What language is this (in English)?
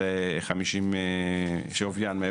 Hebrew